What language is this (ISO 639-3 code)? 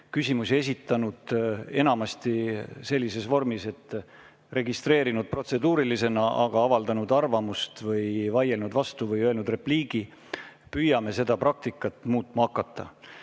est